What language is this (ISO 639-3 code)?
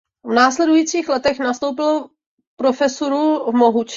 ces